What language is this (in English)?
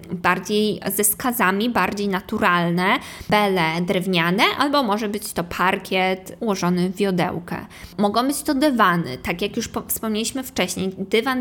Polish